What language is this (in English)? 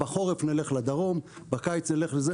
Hebrew